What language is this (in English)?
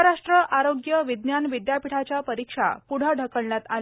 Marathi